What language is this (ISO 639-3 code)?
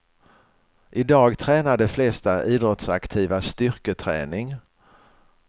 swe